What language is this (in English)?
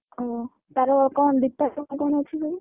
Odia